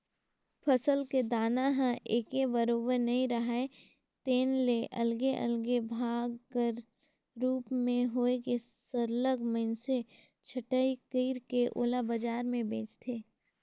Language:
Chhattisgarhi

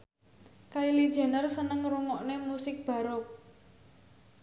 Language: Javanese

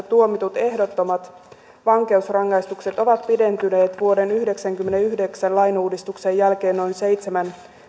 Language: Finnish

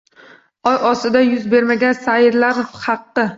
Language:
Uzbek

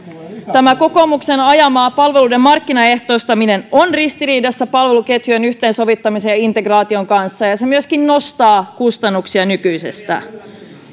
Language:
Finnish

